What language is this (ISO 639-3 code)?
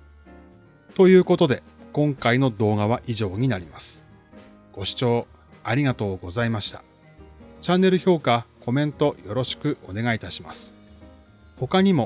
jpn